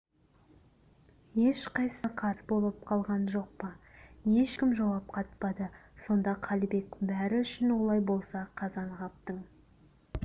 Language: Kazakh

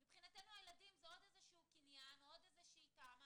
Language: Hebrew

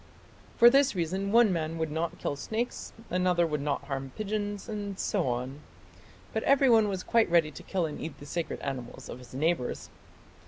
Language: English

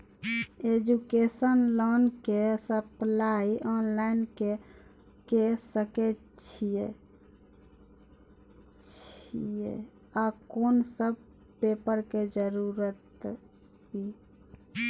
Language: Maithili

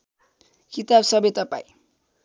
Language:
Nepali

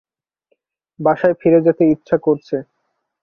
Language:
Bangla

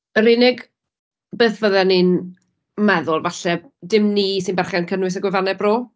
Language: Welsh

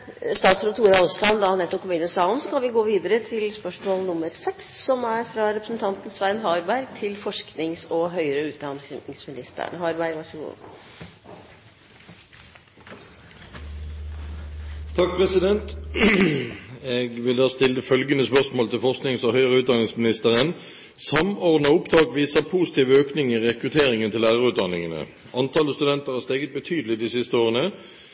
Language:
Norwegian Bokmål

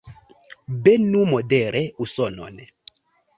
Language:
Esperanto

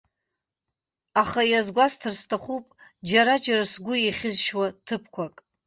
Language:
Abkhazian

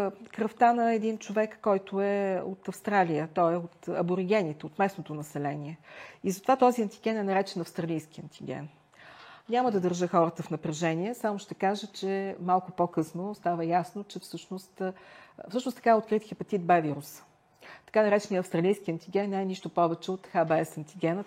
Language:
Bulgarian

